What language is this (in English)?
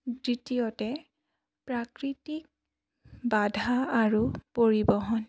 Assamese